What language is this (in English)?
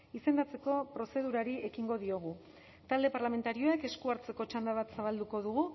Basque